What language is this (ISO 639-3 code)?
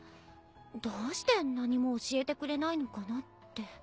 jpn